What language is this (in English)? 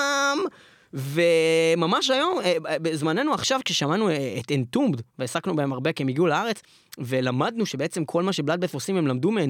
Hebrew